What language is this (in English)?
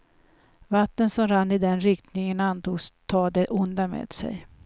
Swedish